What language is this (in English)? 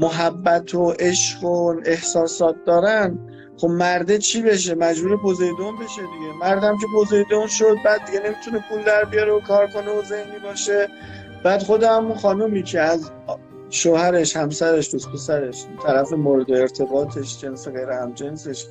Persian